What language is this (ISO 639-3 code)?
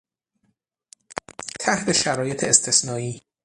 fas